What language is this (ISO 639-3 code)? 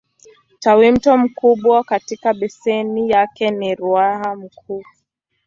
swa